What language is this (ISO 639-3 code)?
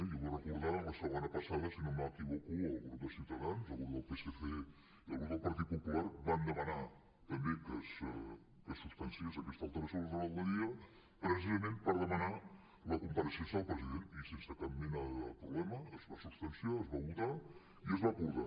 cat